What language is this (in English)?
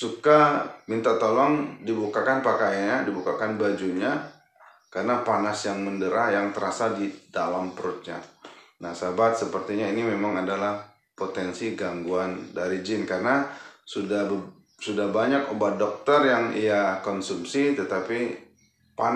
Indonesian